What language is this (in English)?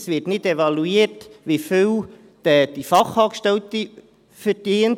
Swiss German